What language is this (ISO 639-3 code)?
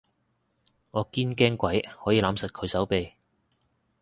yue